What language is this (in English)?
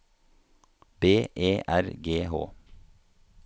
Norwegian